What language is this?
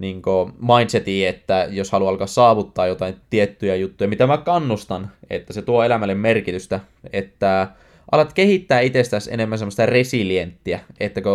Finnish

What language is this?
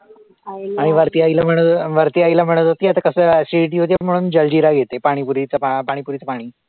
Marathi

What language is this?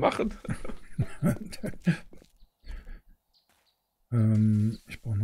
German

